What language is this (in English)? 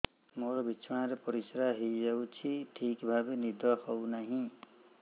Odia